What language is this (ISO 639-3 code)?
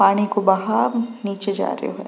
raj